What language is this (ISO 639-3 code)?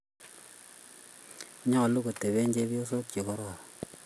kln